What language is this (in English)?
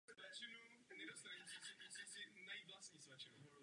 Czech